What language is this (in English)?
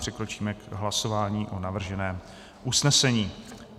Czech